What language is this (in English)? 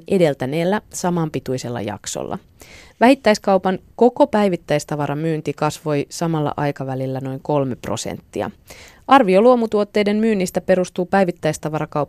Finnish